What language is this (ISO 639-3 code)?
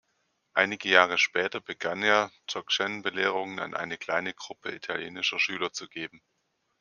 deu